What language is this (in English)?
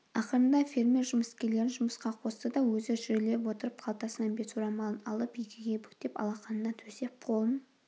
Kazakh